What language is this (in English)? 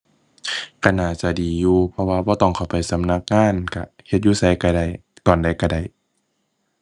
Thai